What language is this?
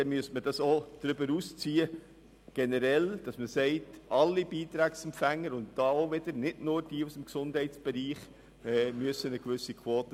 Swiss German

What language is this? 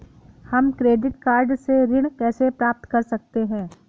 Hindi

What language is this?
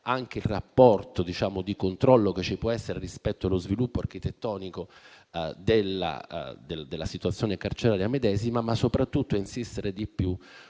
Italian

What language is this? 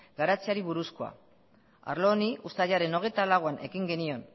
Basque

